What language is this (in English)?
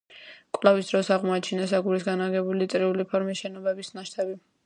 Georgian